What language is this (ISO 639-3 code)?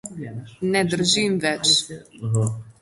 slv